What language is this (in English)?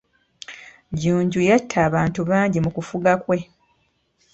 Ganda